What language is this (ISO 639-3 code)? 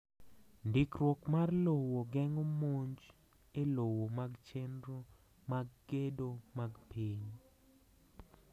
luo